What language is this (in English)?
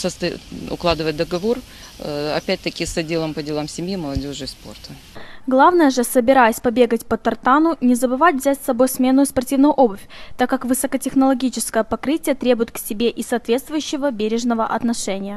Russian